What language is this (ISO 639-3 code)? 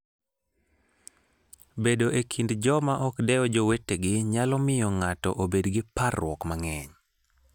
luo